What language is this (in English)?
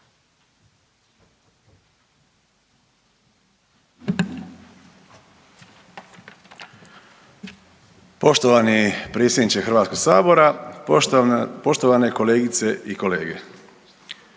Croatian